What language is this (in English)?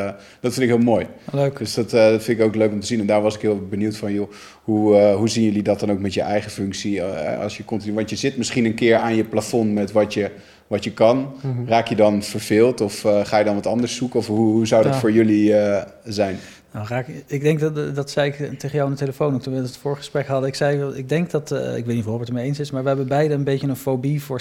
Dutch